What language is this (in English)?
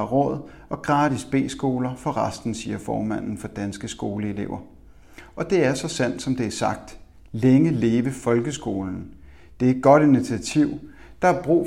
Danish